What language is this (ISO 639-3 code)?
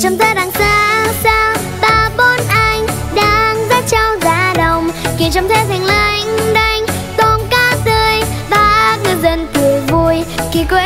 vie